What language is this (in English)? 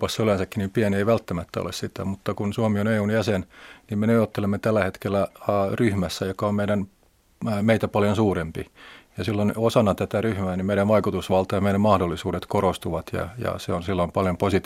Finnish